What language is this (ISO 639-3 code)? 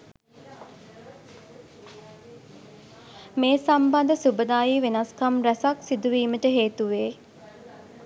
sin